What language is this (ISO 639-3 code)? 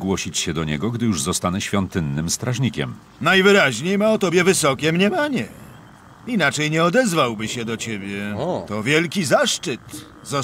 pol